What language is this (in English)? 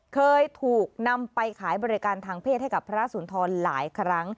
Thai